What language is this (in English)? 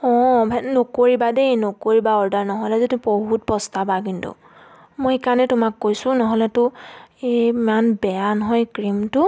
Assamese